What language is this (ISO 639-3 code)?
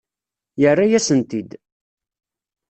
kab